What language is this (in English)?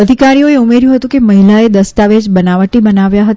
Gujarati